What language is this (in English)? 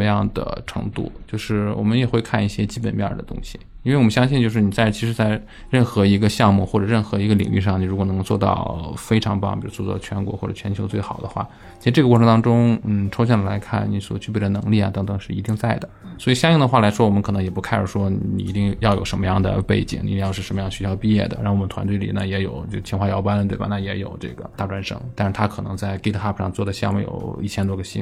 Chinese